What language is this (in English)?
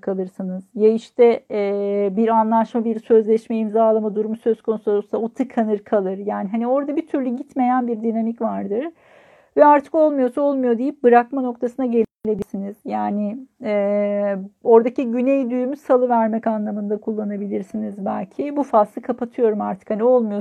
Turkish